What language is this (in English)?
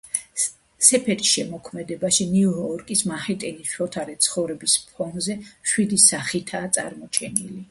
Georgian